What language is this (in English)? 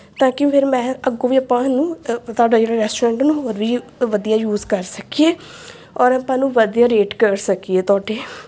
Punjabi